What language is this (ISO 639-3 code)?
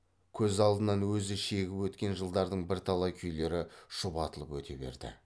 kaz